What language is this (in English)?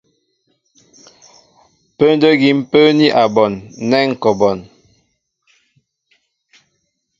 Mbo (Cameroon)